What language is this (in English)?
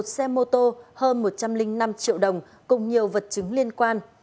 Vietnamese